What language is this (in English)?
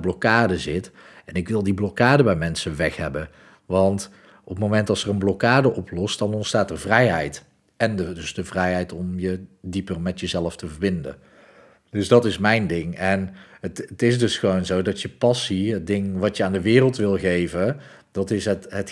Dutch